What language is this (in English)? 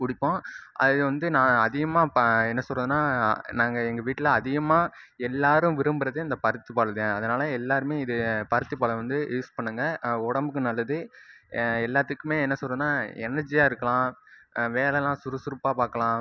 Tamil